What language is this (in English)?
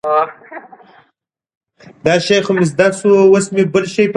Pashto